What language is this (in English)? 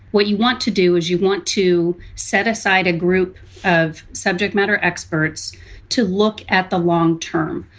English